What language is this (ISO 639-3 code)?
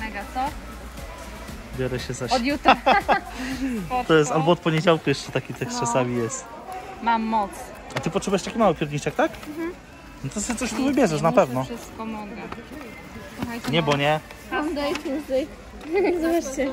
pol